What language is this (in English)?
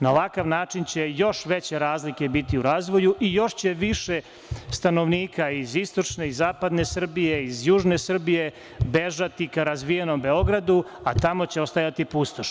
Serbian